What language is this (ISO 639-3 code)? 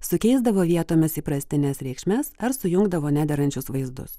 lit